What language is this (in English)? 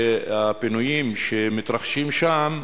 Hebrew